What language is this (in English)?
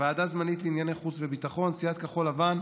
Hebrew